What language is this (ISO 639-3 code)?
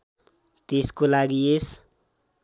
nep